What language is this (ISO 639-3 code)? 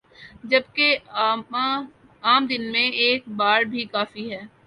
urd